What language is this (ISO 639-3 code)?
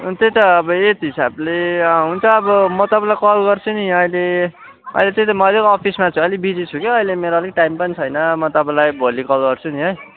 nep